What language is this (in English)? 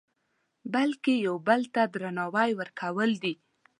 Pashto